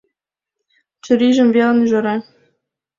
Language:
Mari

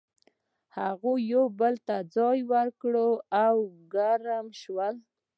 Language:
Pashto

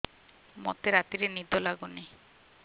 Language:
Odia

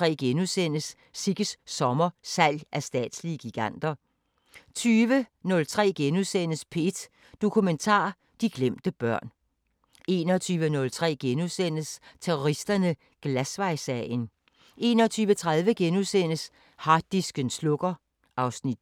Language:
Danish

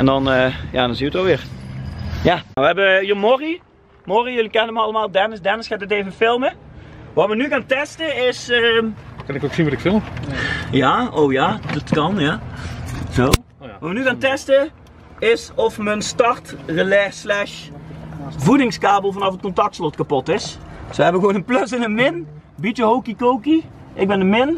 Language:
Dutch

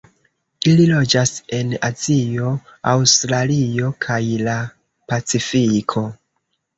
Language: Esperanto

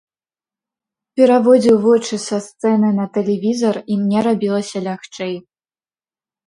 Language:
Belarusian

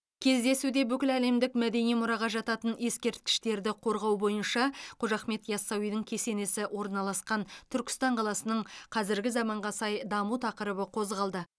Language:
Kazakh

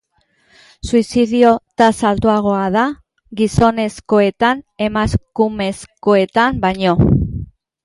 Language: Basque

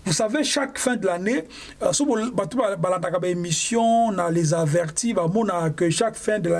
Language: French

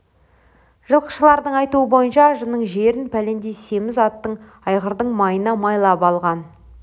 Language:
Kazakh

